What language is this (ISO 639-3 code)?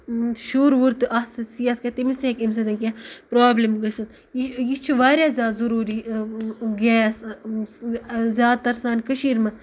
kas